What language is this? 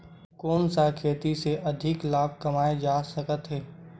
Chhattisgarhi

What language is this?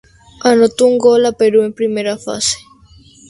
Spanish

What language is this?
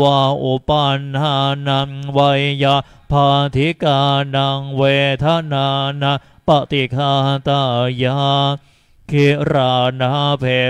Thai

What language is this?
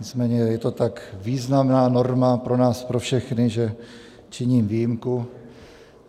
Czech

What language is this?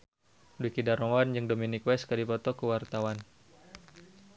Sundanese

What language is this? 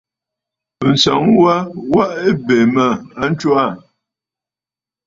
Bafut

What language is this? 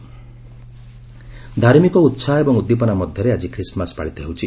Odia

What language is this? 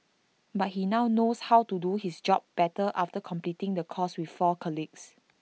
English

